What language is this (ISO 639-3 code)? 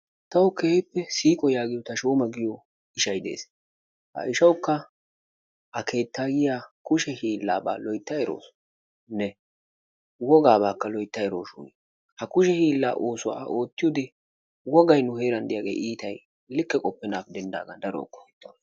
wal